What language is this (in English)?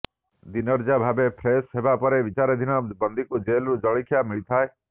Odia